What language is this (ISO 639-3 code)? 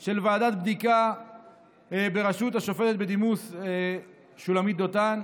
heb